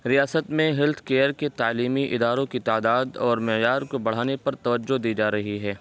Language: Urdu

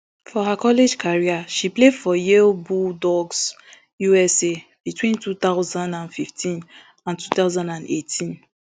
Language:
Nigerian Pidgin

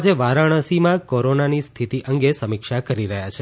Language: Gujarati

